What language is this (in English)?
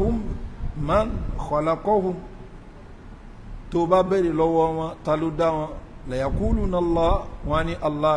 Arabic